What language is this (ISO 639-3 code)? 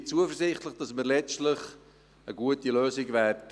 gsw